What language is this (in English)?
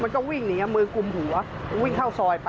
Thai